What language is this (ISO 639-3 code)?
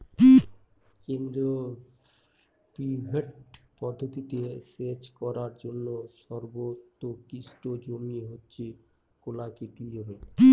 ben